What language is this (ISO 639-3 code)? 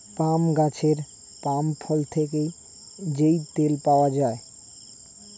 ben